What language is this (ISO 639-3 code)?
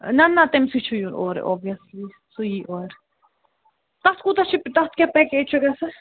kas